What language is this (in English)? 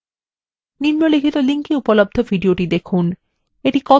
Bangla